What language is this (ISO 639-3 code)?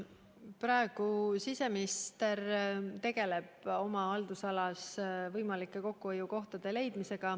est